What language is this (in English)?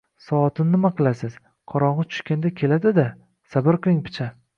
Uzbek